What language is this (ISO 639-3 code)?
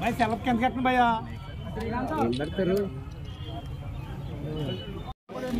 ara